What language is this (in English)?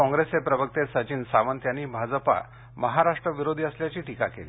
Marathi